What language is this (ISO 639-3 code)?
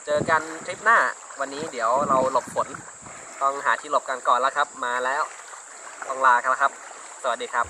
tha